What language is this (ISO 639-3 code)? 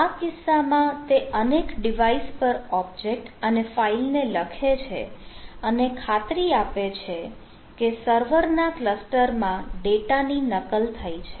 guj